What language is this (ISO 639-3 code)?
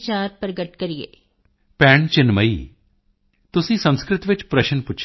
pan